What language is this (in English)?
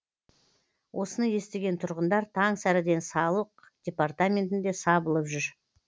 Kazakh